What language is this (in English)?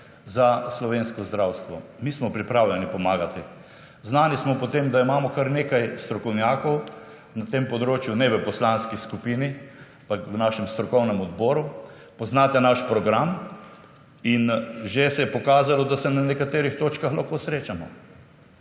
Slovenian